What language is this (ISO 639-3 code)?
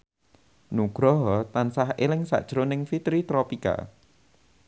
jav